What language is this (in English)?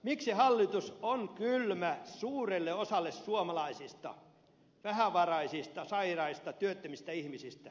Finnish